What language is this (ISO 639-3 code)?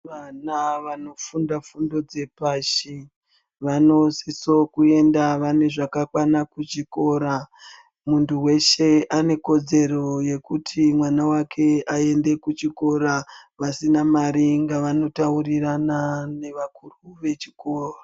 ndc